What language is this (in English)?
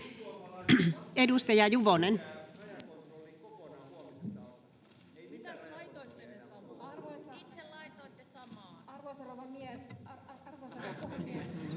Finnish